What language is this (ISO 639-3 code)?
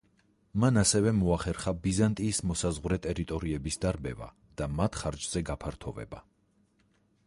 kat